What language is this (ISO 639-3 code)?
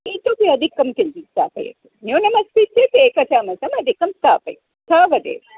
san